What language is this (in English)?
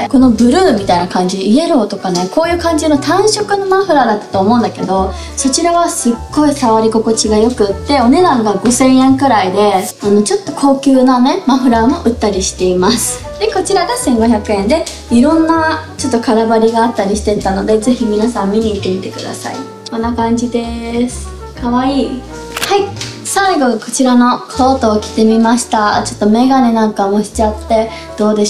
Japanese